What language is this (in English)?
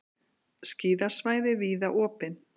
Icelandic